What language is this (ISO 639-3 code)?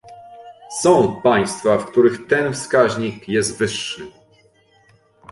pol